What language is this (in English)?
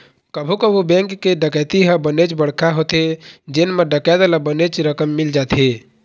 Chhattisgarhi